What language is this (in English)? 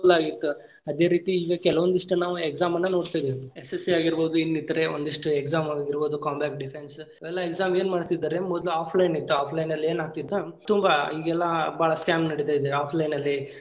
Kannada